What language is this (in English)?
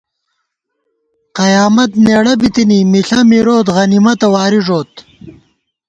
Gawar-Bati